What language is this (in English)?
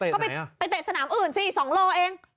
Thai